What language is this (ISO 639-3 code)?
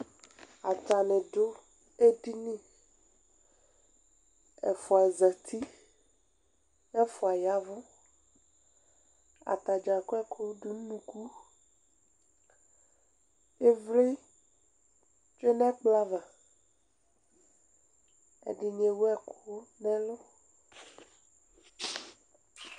kpo